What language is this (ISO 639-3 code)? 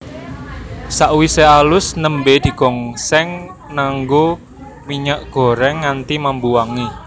jav